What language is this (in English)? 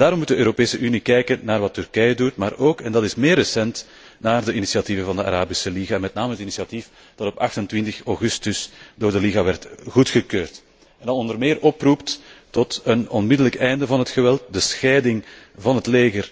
Dutch